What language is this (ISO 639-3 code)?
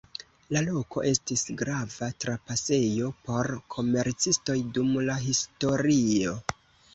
epo